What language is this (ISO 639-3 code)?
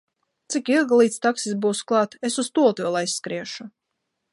lav